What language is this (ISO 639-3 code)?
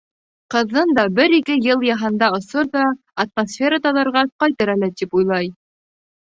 bak